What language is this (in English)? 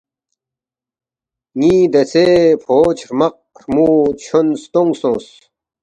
Balti